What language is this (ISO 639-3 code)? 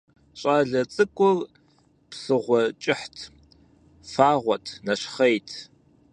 kbd